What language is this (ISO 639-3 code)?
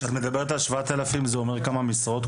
heb